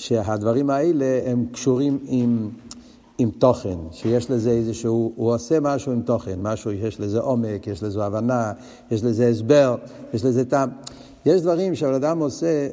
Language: Hebrew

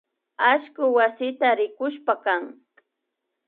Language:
Imbabura Highland Quichua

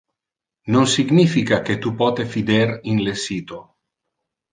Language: Interlingua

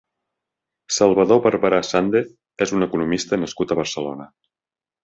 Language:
Catalan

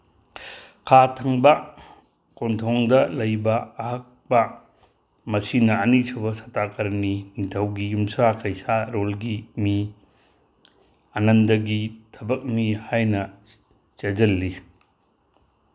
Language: Manipuri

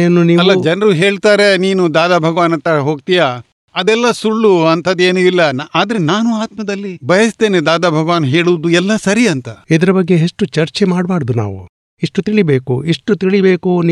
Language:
Gujarati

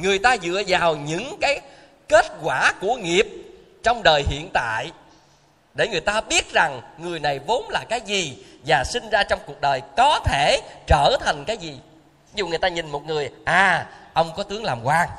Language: Vietnamese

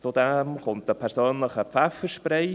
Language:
Swiss German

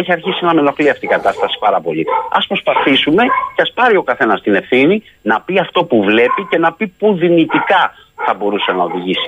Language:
Greek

